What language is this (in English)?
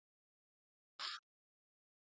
Icelandic